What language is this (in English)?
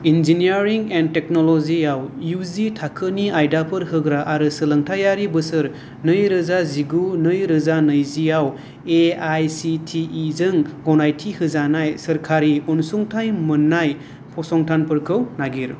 Bodo